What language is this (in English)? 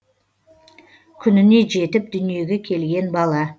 Kazakh